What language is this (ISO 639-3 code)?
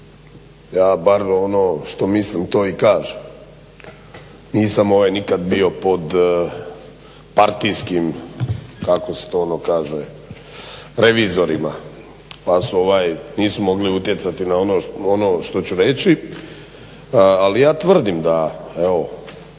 hrv